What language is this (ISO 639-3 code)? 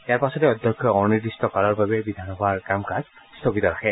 asm